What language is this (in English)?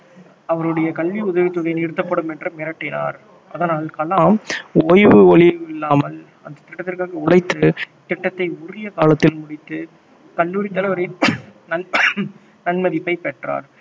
Tamil